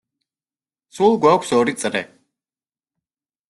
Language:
Georgian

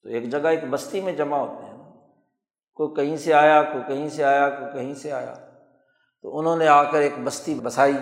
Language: Urdu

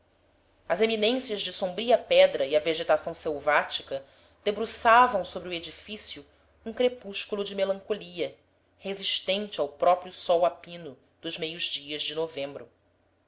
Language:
Portuguese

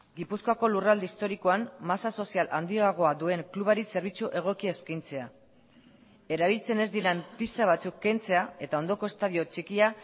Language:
Basque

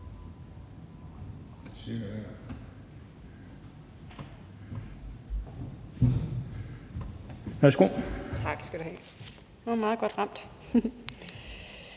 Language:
Danish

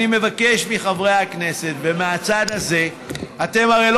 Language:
Hebrew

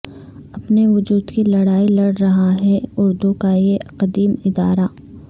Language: Urdu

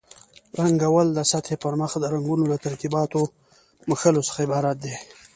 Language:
Pashto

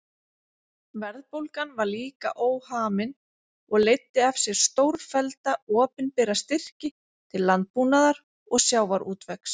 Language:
Icelandic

